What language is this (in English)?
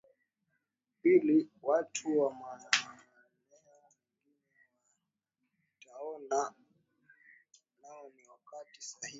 Swahili